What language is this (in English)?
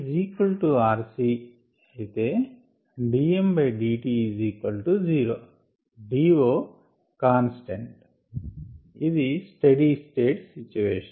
Telugu